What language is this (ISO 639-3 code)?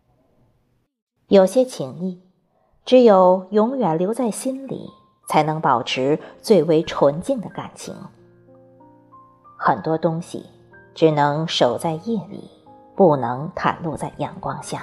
zho